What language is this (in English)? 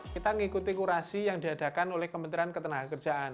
Indonesian